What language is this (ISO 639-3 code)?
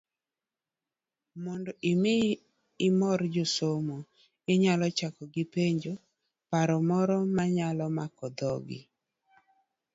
luo